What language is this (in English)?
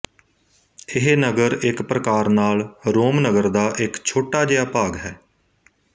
Punjabi